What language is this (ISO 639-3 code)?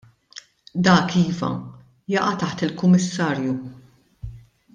mlt